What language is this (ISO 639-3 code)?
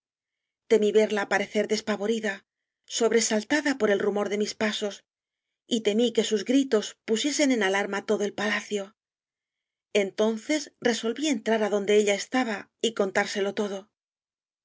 spa